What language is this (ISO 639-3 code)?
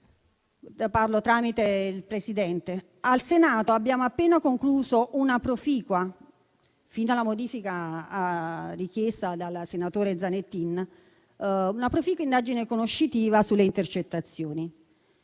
ita